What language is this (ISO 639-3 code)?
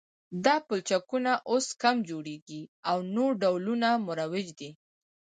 pus